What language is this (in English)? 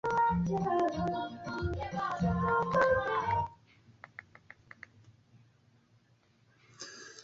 Swahili